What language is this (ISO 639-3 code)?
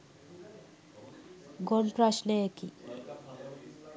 sin